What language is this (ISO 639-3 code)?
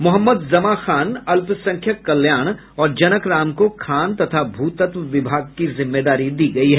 hin